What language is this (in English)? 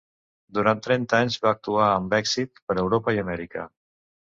Catalan